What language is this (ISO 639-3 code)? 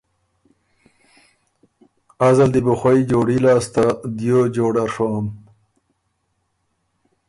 oru